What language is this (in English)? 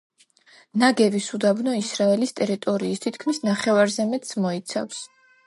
Georgian